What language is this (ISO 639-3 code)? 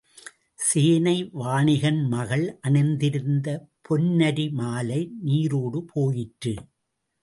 tam